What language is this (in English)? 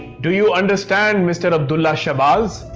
English